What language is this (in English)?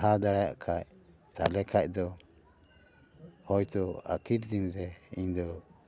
Santali